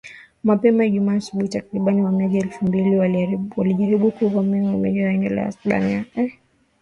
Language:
Swahili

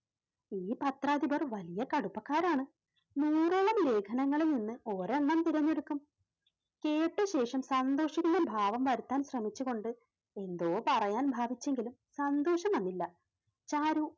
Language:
Malayalam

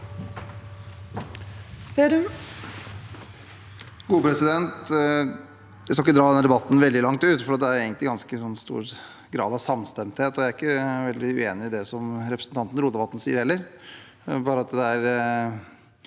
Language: Norwegian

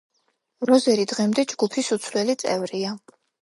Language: Georgian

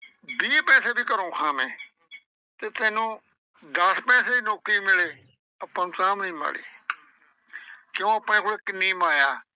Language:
Punjabi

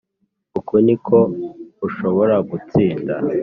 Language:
Kinyarwanda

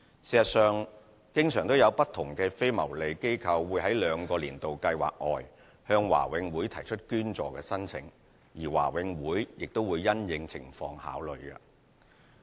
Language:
Cantonese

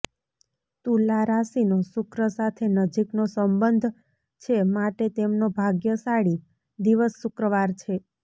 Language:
Gujarati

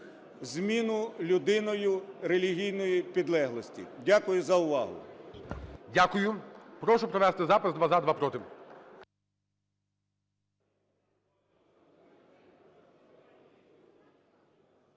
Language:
Ukrainian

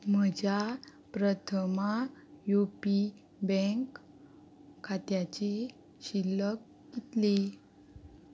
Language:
Konkani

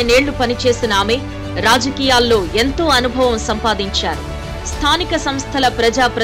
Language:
Telugu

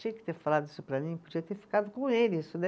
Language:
Portuguese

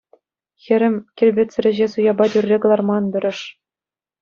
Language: Chuvash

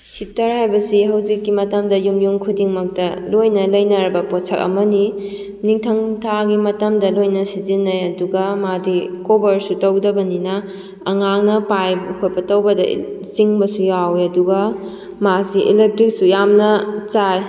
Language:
Manipuri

